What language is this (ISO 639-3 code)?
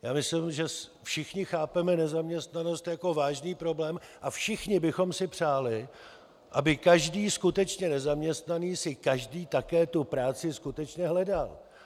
ces